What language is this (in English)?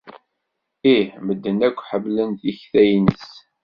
Kabyle